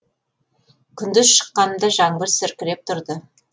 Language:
Kazakh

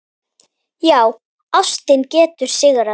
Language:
Icelandic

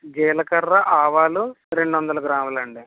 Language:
Telugu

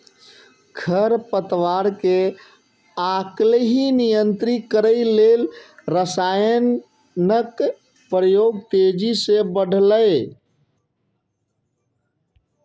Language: Maithili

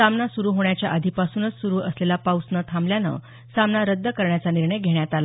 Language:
Marathi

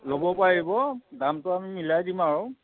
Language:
Assamese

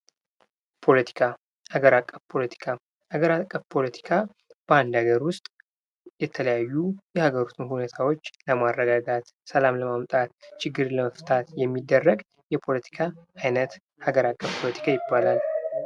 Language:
Amharic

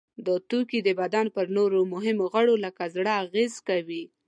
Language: Pashto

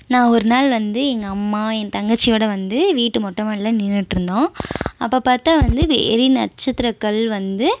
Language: Tamil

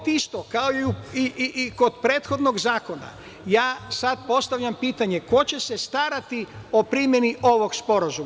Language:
Serbian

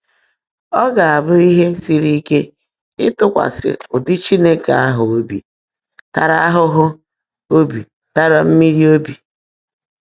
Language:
Igbo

